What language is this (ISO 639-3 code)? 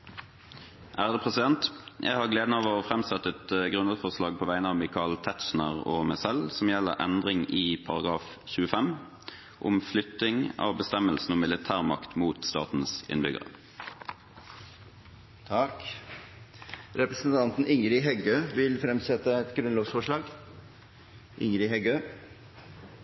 nor